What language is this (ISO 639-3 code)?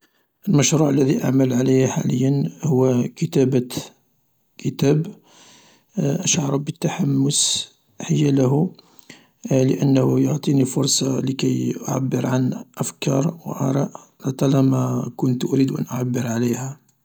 arq